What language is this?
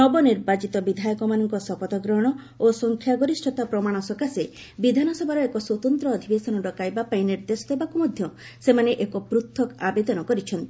Odia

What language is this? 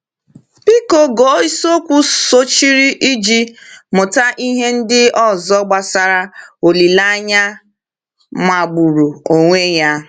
Igbo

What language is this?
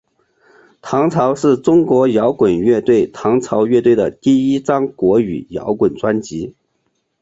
Chinese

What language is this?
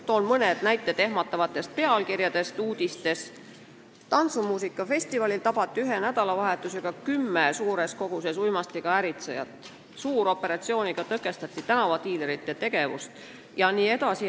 Estonian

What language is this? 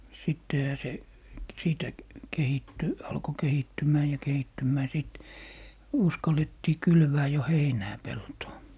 Finnish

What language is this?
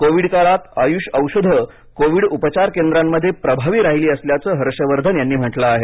Marathi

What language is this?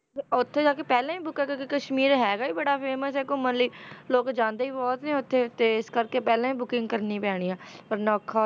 Punjabi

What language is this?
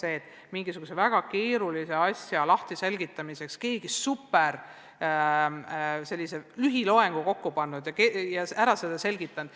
Estonian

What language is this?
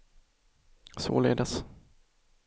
Swedish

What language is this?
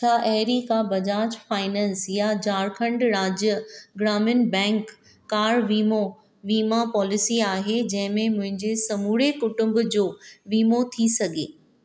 Sindhi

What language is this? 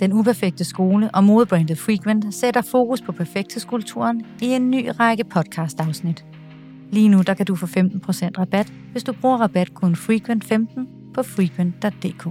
Danish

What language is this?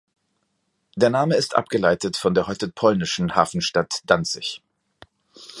German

